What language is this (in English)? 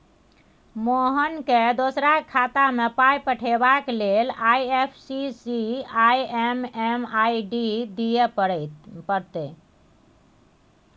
Maithili